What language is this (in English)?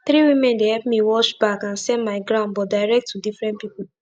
Nigerian Pidgin